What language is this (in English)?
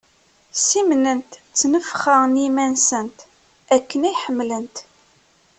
Kabyle